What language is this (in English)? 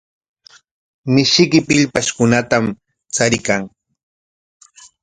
Corongo Ancash Quechua